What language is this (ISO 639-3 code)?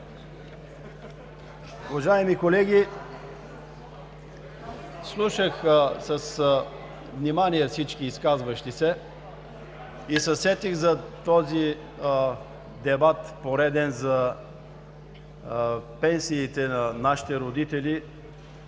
bul